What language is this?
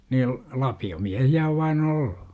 Finnish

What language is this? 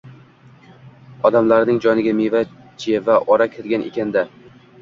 Uzbek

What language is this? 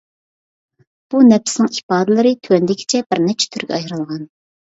Uyghur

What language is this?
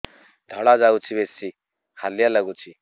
Odia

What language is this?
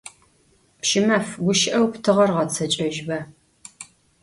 Adyghe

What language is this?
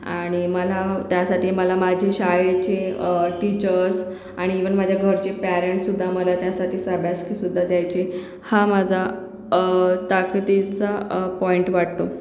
Marathi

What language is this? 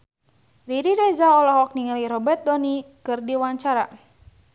Sundanese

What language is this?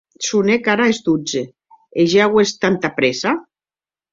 Occitan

